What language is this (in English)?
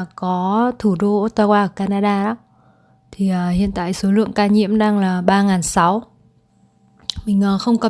Vietnamese